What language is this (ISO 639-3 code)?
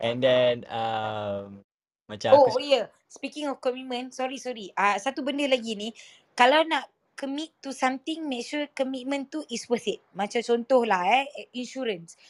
msa